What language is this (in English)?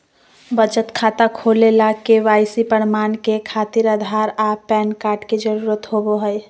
Magahi